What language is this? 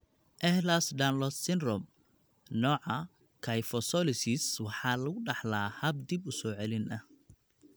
Somali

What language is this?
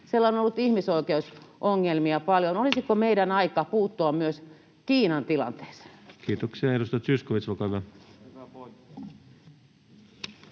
Finnish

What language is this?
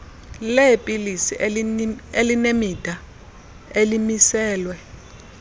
Xhosa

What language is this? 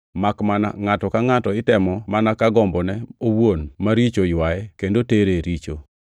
Luo (Kenya and Tanzania)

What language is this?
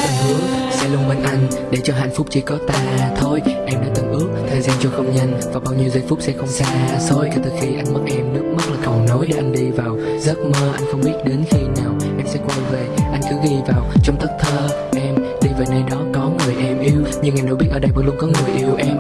Vietnamese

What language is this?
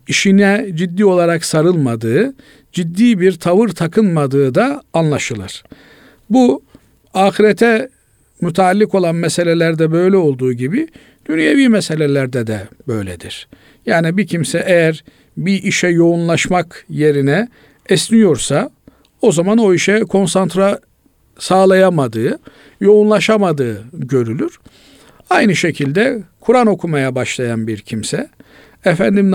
Turkish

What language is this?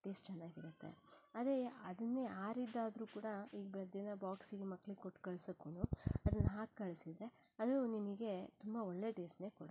Kannada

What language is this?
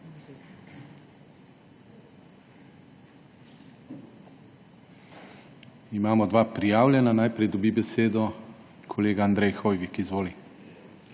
Slovenian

